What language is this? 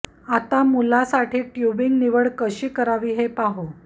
Marathi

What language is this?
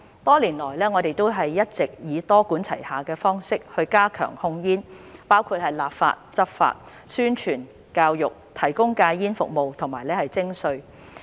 Cantonese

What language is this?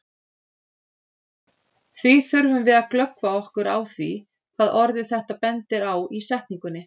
Icelandic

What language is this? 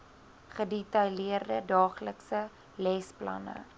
Afrikaans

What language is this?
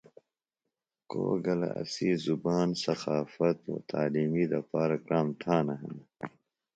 Phalura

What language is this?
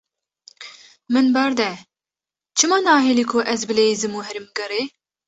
Kurdish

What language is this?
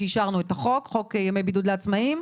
Hebrew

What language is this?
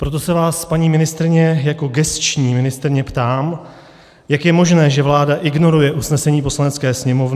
Czech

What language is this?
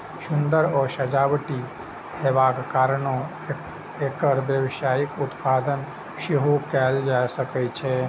Maithili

